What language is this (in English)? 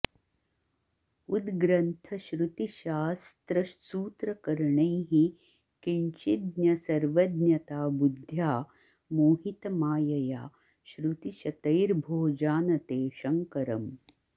Sanskrit